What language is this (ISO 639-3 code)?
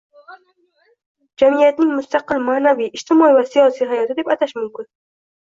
uzb